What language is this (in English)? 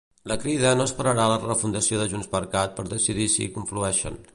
Catalan